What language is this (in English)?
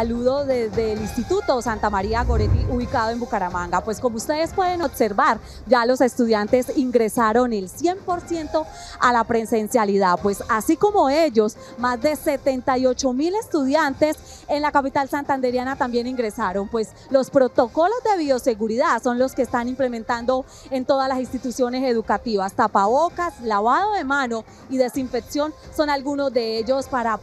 Spanish